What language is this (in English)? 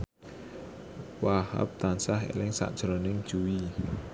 Javanese